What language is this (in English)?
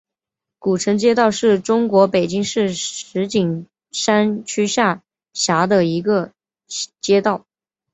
Chinese